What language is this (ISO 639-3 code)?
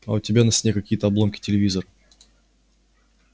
rus